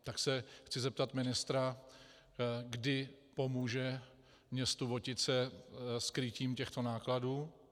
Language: Czech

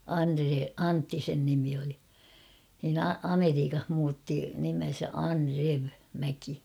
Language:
Finnish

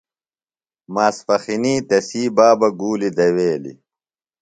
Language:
Phalura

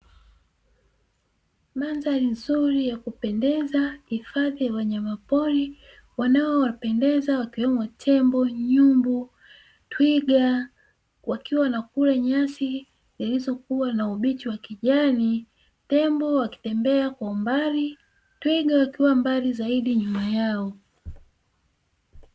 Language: Swahili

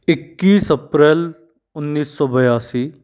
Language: Hindi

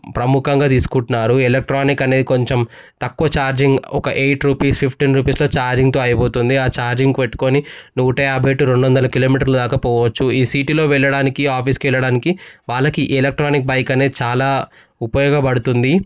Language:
Telugu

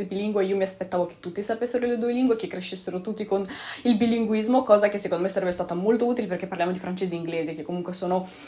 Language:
Italian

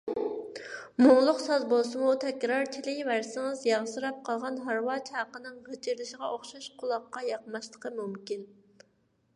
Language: Uyghur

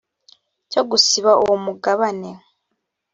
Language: Kinyarwanda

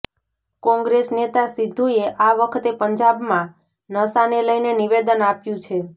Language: Gujarati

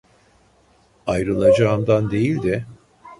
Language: Turkish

